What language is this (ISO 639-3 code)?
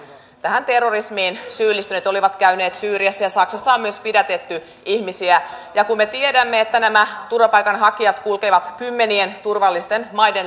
fin